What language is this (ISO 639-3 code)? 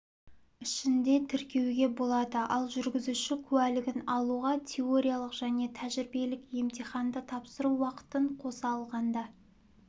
kaz